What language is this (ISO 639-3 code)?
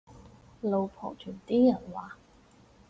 yue